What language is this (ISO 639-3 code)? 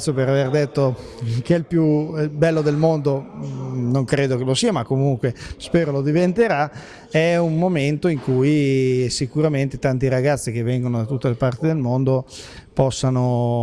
ita